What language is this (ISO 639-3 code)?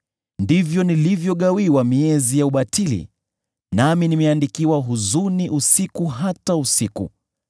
swa